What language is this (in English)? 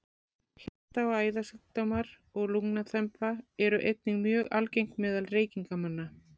Icelandic